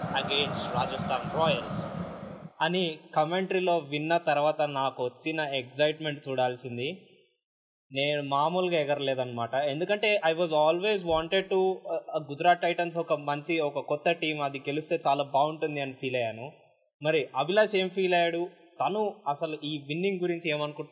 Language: Telugu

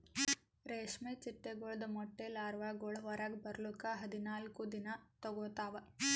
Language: Kannada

